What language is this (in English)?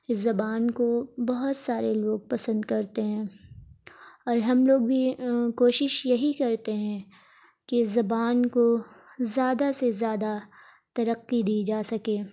Urdu